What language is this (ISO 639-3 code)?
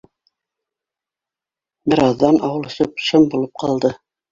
bak